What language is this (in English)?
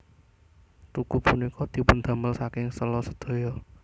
Javanese